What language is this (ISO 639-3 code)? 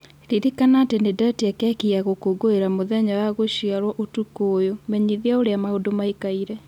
kik